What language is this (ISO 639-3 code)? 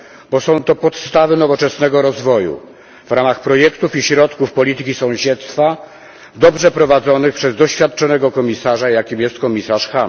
pol